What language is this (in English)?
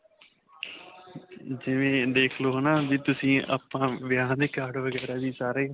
Punjabi